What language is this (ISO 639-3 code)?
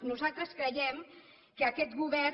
cat